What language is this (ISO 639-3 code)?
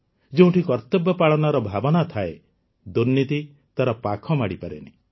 ori